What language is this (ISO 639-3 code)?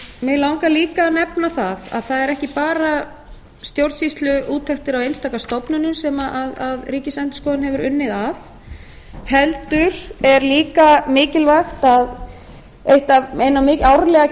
isl